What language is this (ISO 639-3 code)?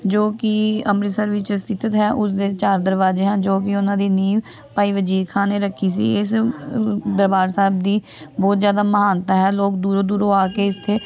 pan